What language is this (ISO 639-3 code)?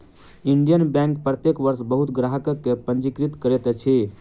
mai